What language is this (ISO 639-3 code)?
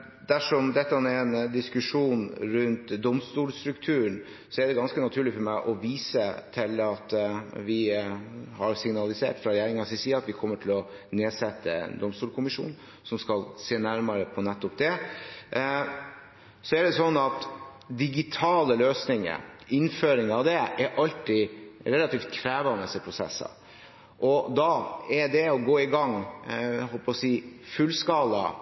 nor